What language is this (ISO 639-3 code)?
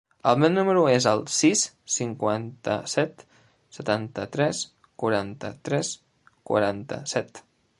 cat